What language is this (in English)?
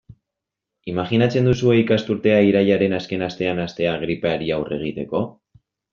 Basque